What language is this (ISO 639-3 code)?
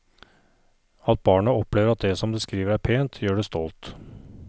nor